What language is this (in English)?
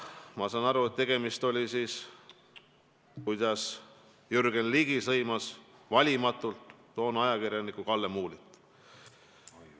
Estonian